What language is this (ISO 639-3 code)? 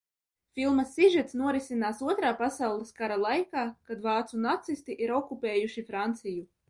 lav